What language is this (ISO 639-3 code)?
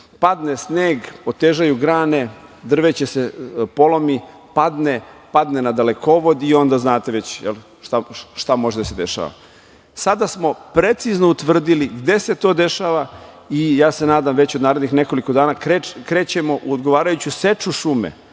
srp